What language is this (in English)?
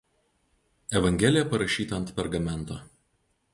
Lithuanian